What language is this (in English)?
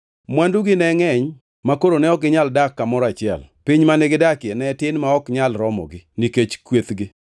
Luo (Kenya and Tanzania)